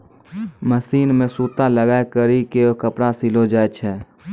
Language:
Maithili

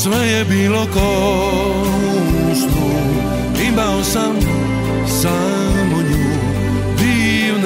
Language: Romanian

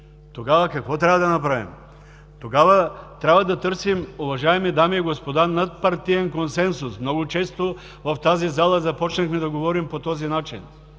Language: Bulgarian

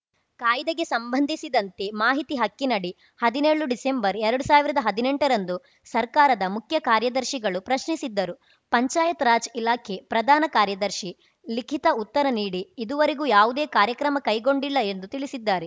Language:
Kannada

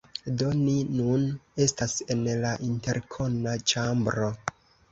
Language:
Esperanto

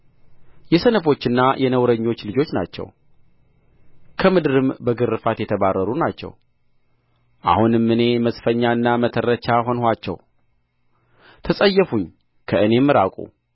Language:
Amharic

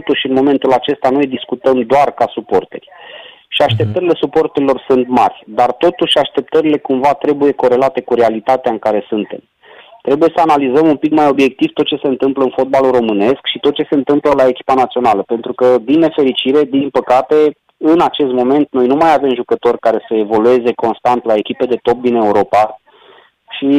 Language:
Romanian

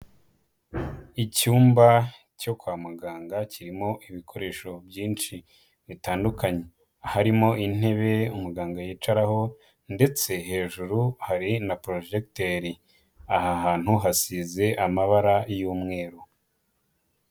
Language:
Kinyarwanda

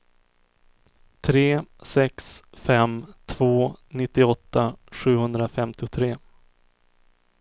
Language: Swedish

